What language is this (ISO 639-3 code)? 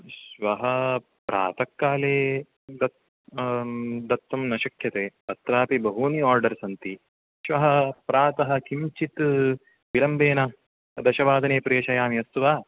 san